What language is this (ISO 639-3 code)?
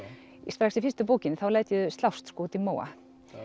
isl